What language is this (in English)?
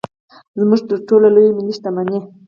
Pashto